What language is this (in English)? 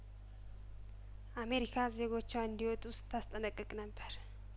Amharic